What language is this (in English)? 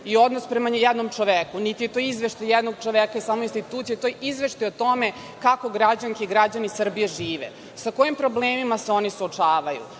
Serbian